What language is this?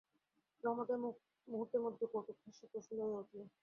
Bangla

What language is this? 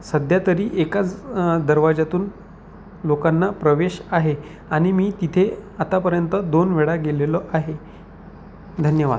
Marathi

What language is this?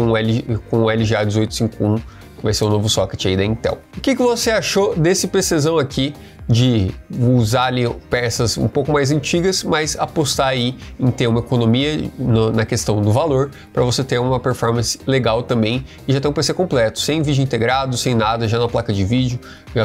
Portuguese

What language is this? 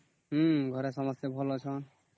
Odia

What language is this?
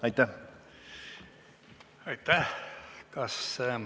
Estonian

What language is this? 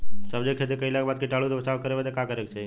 Bhojpuri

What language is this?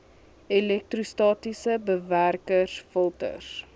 Afrikaans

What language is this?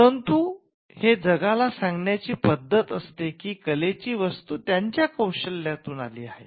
Marathi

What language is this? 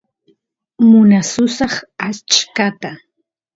Santiago del Estero Quichua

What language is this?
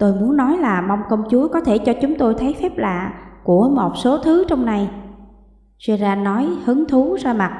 Vietnamese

